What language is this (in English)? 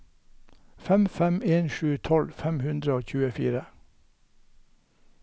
Norwegian